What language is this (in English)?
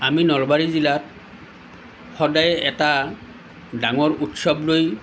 Assamese